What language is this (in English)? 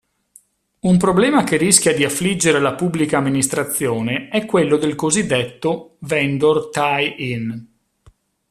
Italian